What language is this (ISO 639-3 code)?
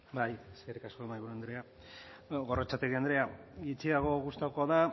eus